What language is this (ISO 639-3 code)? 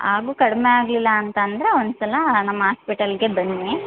kan